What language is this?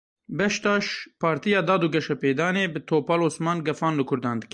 Kurdish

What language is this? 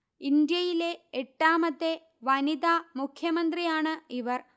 Malayalam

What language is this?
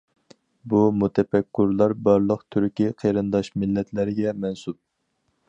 Uyghur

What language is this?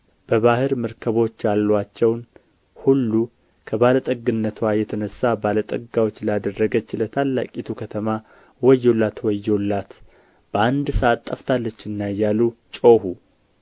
Amharic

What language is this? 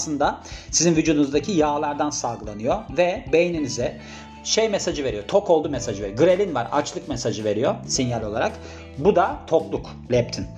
Turkish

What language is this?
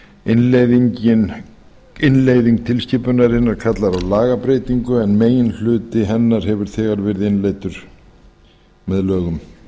Icelandic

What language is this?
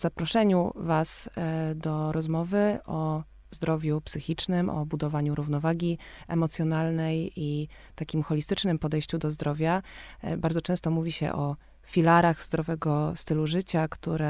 Polish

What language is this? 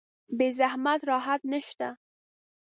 Pashto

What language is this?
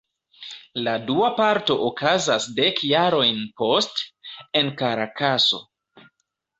Esperanto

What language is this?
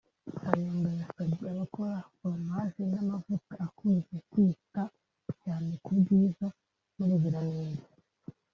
Kinyarwanda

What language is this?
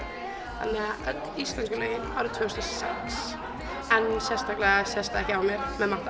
Icelandic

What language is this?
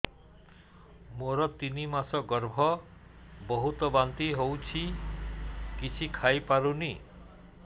Odia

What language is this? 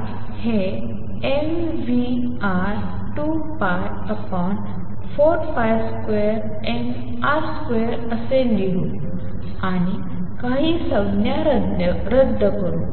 Marathi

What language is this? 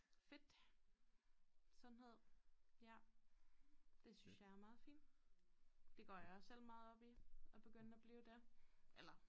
Danish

